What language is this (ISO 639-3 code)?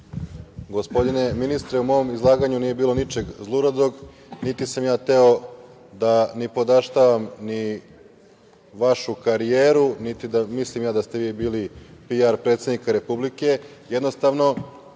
srp